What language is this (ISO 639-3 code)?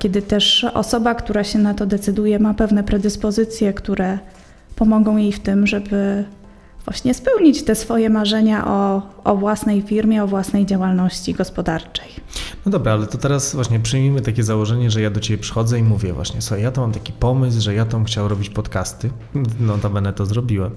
pol